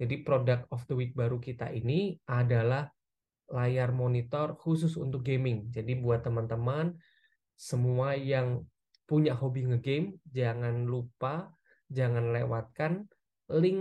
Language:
Indonesian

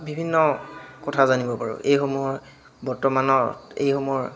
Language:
Assamese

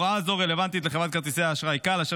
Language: Hebrew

